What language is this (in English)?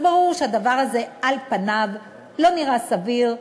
Hebrew